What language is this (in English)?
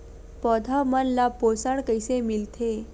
Chhattisgarhi